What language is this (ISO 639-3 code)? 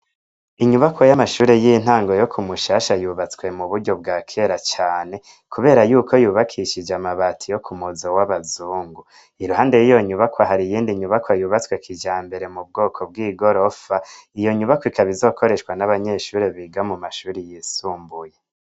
run